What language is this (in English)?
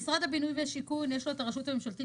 Hebrew